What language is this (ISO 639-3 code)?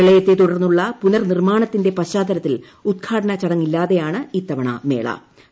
mal